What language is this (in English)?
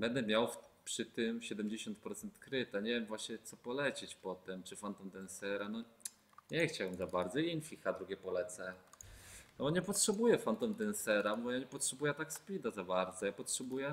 Polish